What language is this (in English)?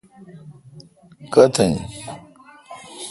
Kalkoti